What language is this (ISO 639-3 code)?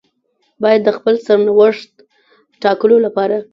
pus